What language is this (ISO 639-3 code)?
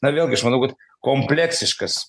lit